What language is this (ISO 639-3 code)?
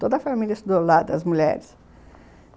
por